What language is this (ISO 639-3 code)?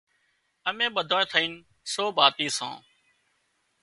kxp